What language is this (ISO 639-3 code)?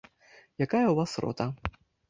bel